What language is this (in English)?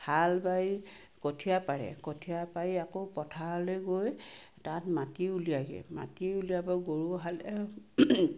Assamese